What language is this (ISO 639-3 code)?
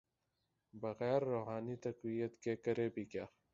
urd